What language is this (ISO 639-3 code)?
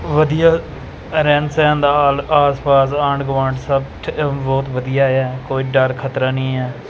pan